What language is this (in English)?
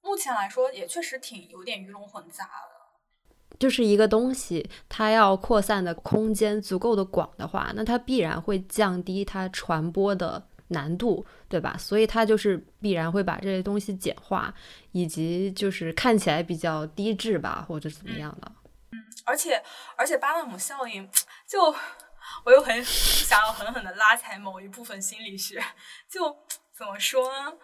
Chinese